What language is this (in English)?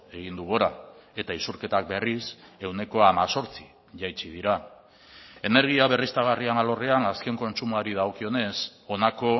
Basque